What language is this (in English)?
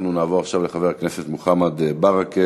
Hebrew